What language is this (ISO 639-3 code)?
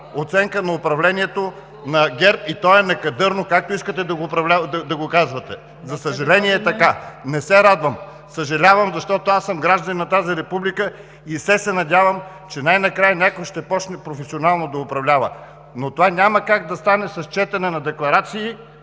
bul